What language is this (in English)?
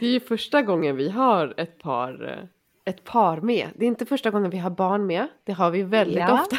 Swedish